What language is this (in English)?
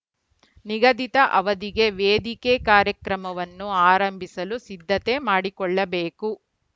Kannada